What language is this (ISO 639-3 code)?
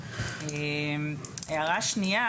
heb